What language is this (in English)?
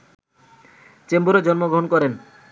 Bangla